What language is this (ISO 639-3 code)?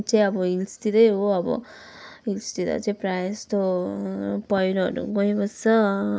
nep